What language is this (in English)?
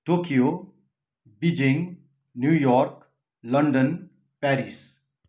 Nepali